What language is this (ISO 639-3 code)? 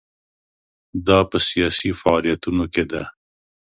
pus